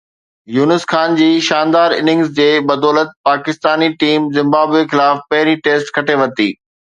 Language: Sindhi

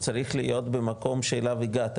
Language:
Hebrew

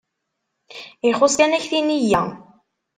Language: Kabyle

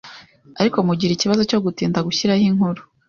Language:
Kinyarwanda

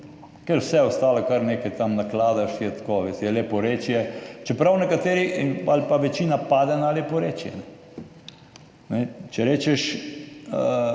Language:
Slovenian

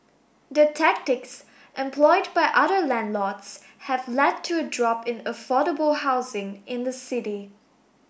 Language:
English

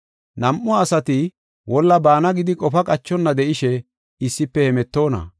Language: Gofa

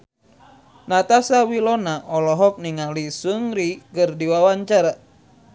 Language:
Sundanese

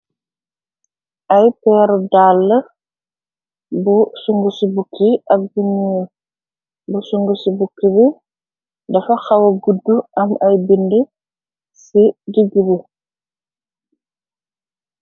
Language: Wolof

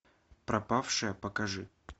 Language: Russian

